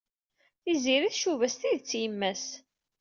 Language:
Kabyle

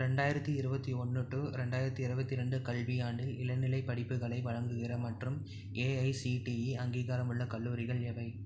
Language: Tamil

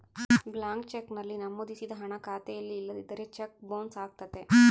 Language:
Kannada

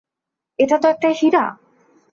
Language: Bangla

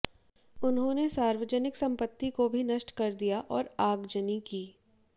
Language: Hindi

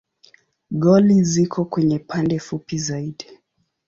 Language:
Swahili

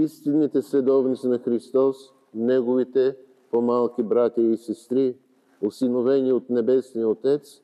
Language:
Bulgarian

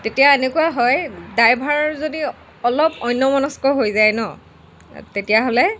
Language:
Assamese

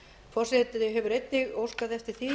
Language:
Icelandic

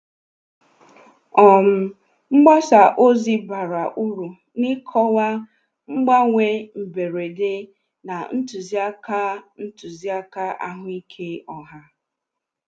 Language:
Igbo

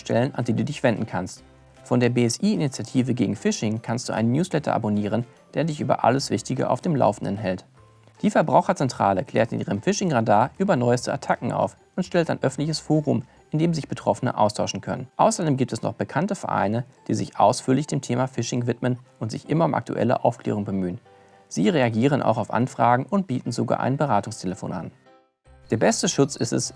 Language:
German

